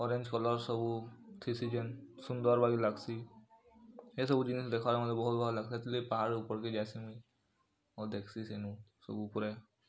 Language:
Odia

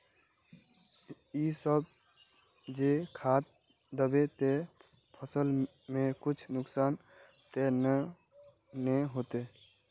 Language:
Magahi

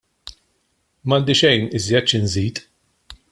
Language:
Maltese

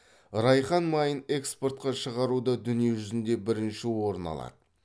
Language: Kazakh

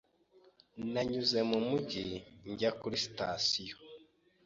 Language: Kinyarwanda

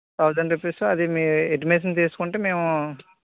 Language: Telugu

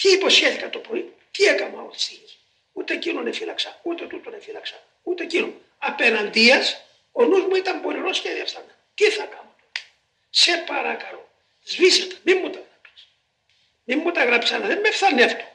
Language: Greek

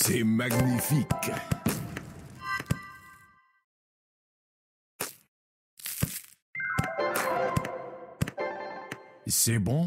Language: French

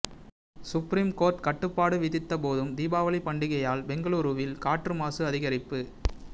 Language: Tamil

